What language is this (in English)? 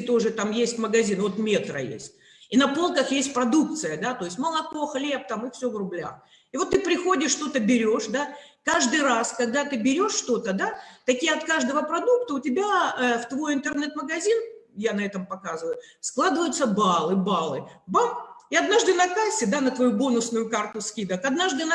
Russian